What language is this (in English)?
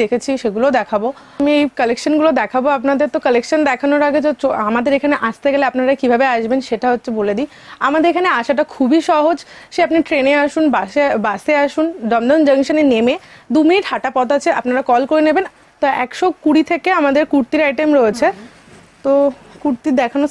Bangla